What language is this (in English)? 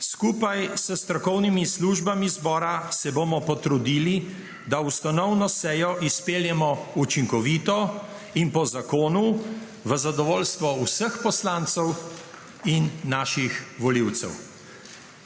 Slovenian